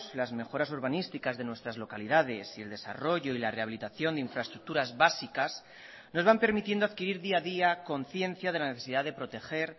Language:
Spanish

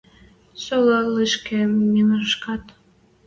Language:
Western Mari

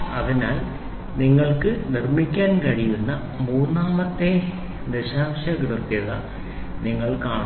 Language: Malayalam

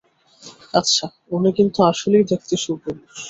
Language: Bangla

